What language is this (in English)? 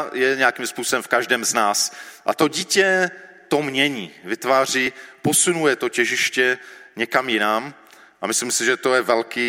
Czech